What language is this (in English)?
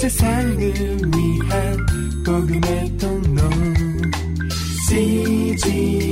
Korean